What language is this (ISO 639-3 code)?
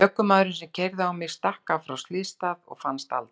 isl